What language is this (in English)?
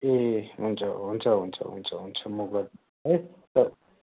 Nepali